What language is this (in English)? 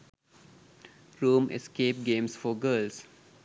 Sinhala